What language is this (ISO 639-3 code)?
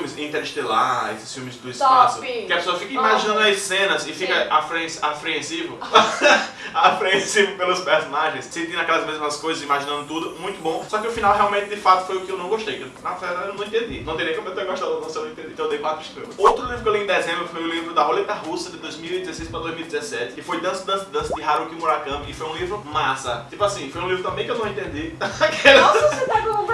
por